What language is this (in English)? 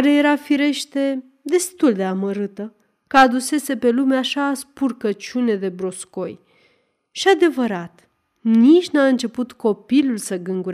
Romanian